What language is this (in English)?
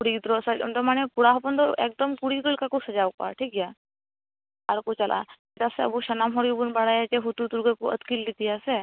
Santali